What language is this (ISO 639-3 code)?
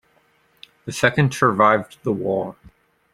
eng